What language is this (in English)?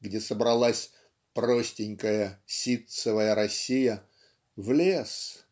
Russian